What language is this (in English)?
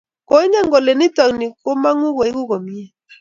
Kalenjin